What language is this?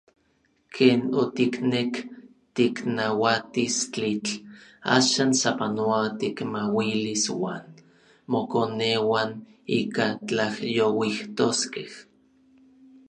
Orizaba Nahuatl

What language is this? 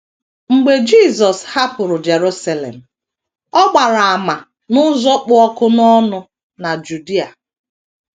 Igbo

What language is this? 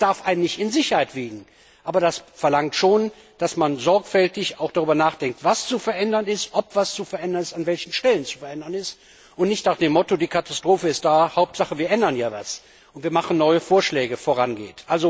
German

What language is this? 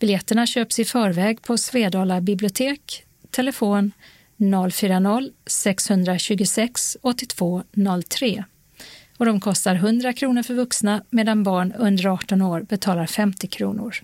Swedish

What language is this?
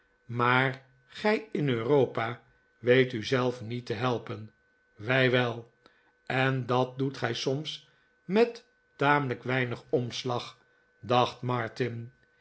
Dutch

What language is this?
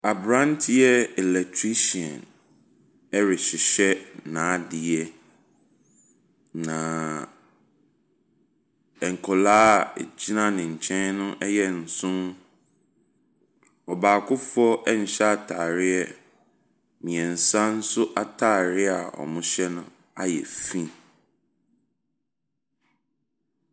Akan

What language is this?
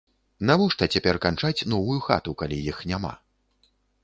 Belarusian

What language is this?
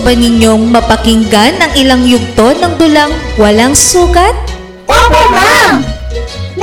Filipino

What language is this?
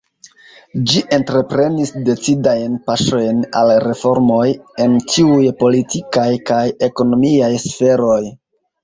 Esperanto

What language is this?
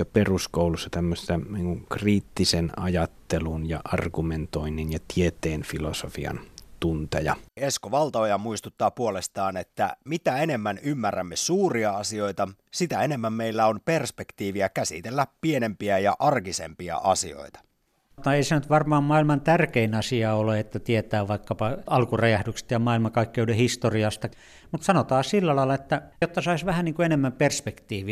Finnish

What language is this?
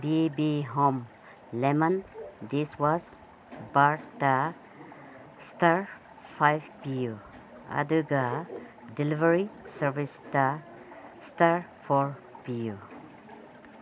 Manipuri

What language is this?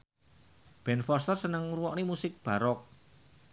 Javanese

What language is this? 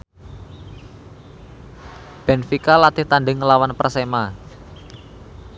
Javanese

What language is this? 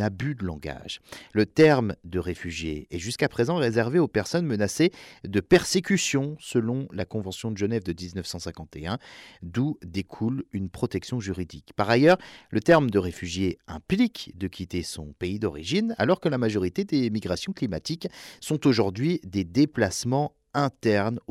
French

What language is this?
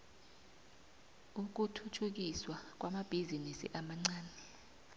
South Ndebele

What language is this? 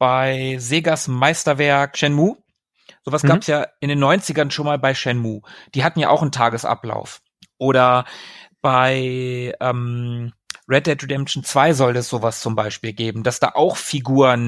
German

